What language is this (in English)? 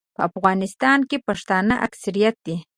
Pashto